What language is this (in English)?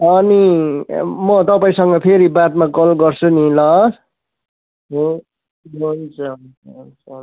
Nepali